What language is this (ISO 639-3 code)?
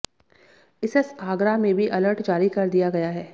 hin